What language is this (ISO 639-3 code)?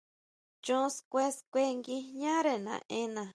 mau